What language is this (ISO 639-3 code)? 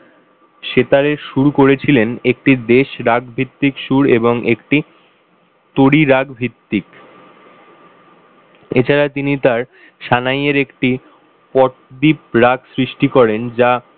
ben